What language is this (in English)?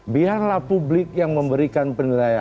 Indonesian